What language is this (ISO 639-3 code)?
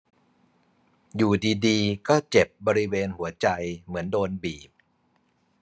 tha